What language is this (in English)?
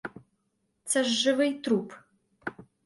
Ukrainian